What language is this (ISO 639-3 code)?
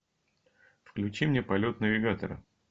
rus